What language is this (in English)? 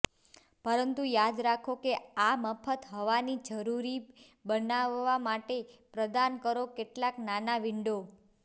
Gujarati